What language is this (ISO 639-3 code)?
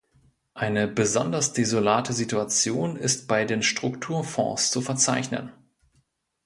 deu